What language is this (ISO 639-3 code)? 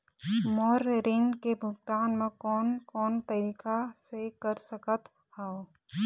hne